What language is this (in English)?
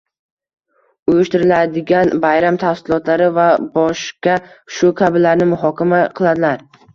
Uzbek